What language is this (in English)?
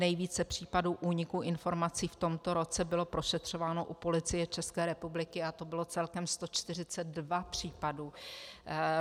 Czech